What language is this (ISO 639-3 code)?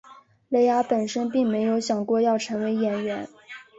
zho